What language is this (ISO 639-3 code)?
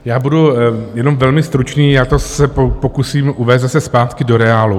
ces